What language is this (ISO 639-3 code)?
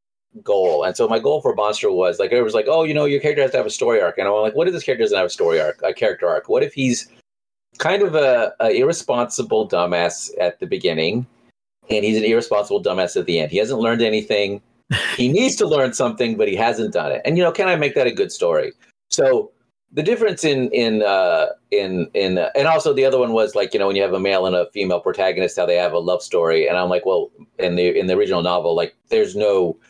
eng